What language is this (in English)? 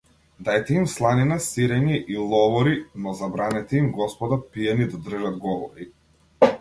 Macedonian